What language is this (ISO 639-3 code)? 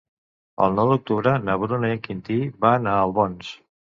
cat